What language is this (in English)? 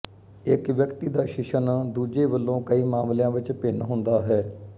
Punjabi